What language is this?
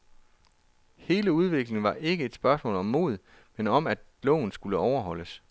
Danish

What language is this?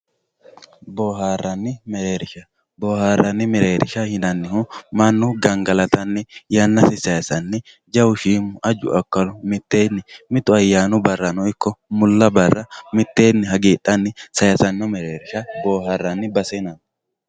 Sidamo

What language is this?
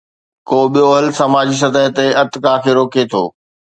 Sindhi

